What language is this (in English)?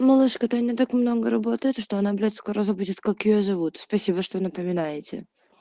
Russian